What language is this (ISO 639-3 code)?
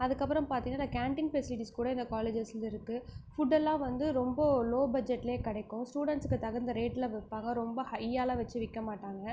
tam